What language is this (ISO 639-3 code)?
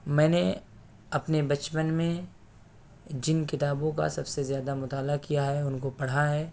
urd